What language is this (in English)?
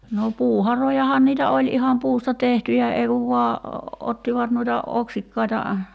Finnish